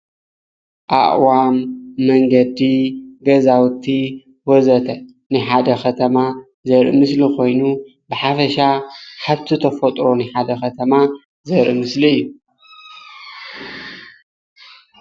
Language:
Tigrinya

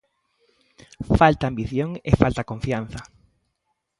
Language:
Galician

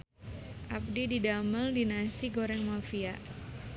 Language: Sundanese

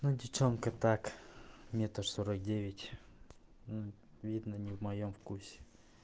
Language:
Russian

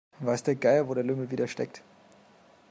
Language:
German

